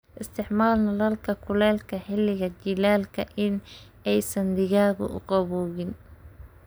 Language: Somali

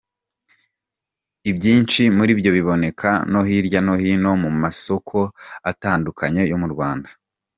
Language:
Kinyarwanda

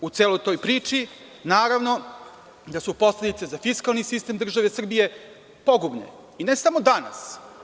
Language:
Serbian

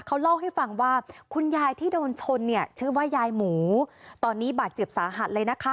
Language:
Thai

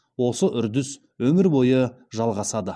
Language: Kazakh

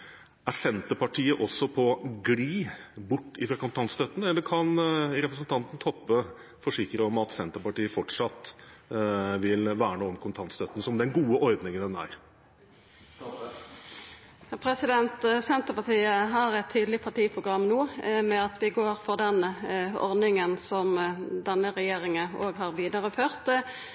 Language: Norwegian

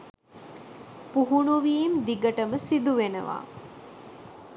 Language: Sinhala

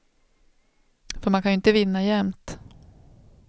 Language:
Swedish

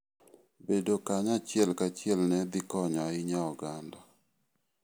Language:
Luo (Kenya and Tanzania)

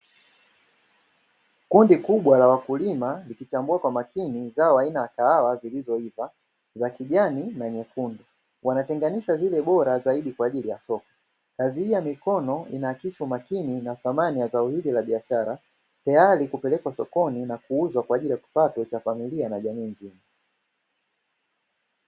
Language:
Swahili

